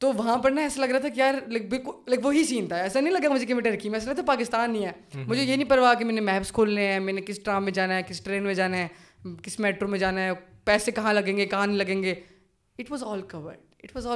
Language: Urdu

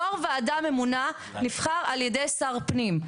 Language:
Hebrew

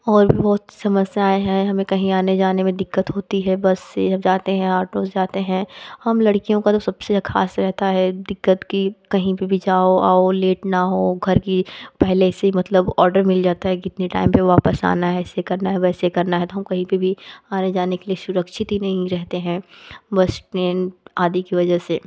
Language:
Hindi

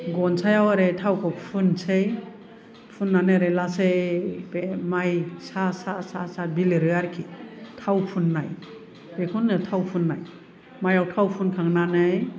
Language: Bodo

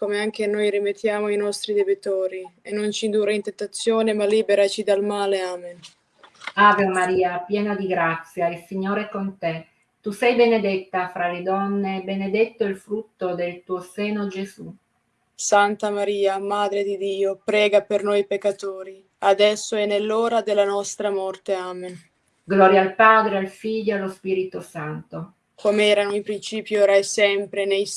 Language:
Italian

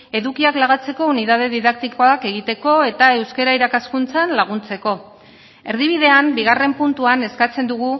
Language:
Basque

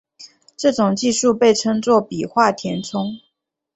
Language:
Chinese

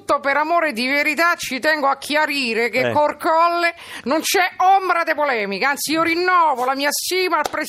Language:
Italian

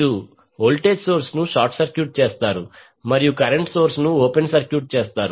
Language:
Telugu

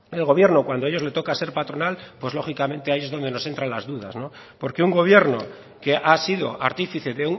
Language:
Spanish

